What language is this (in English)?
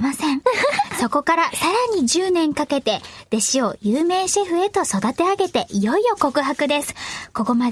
Japanese